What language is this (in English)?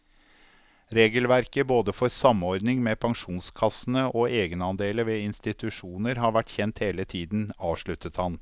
Norwegian